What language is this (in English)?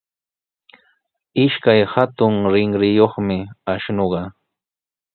Sihuas Ancash Quechua